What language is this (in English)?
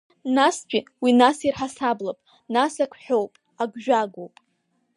Abkhazian